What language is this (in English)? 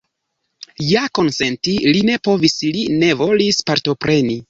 Esperanto